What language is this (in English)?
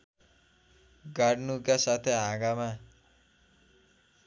Nepali